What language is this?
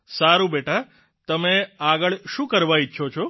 Gujarati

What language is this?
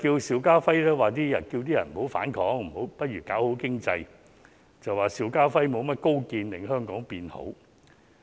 Cantonese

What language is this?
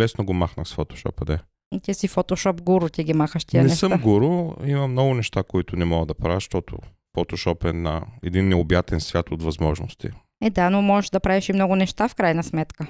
Bulgarian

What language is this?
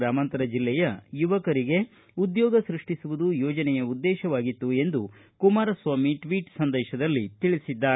Kannada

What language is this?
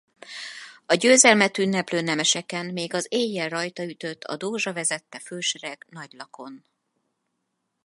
Hungarian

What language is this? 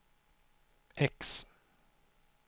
Swedish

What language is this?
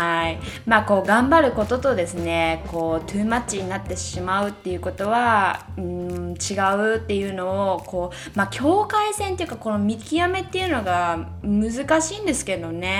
Japanese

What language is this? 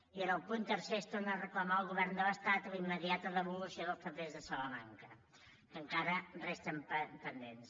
Catalan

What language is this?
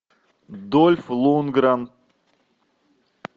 Russian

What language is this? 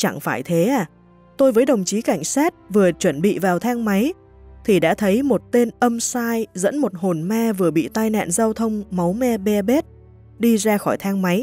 Vietnamese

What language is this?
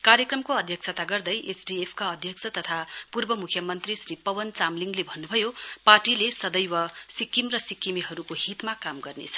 Nepali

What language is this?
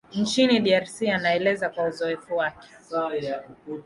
Swahili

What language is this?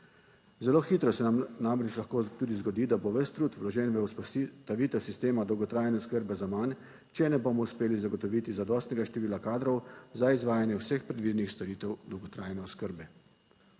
Slovenian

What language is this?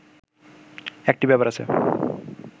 Bangla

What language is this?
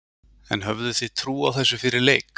Icelandic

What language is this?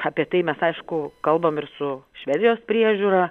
Lithuanian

